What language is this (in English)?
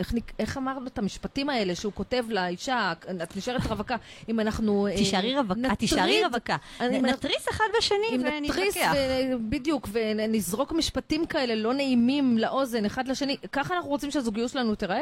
Hebrew